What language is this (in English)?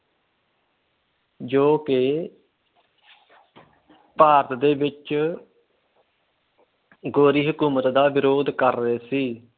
Punjabi